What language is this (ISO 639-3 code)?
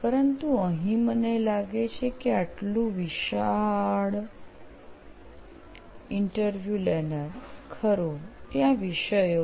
guj